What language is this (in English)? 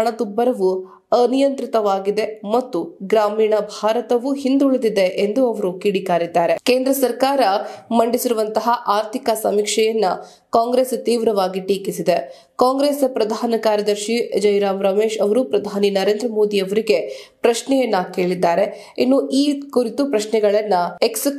Kannada